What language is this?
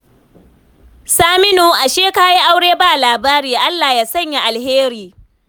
Hausa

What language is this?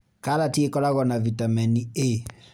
Kikuyu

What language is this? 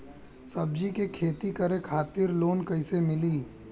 Bhojpuri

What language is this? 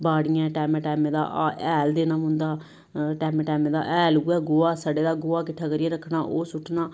Dogri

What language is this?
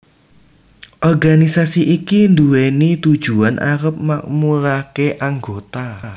Javanese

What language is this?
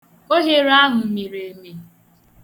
Igbo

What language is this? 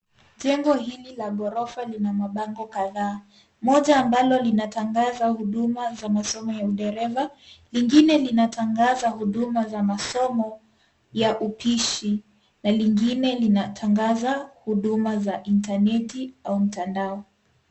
Swahili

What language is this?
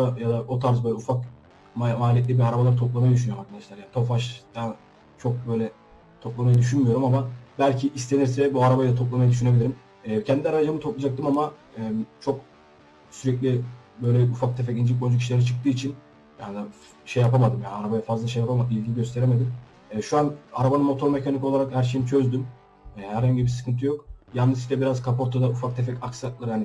Turkish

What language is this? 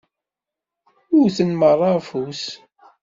Kabyle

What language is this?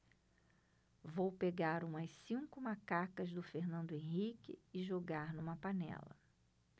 Portuguese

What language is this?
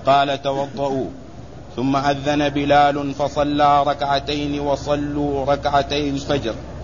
Arabic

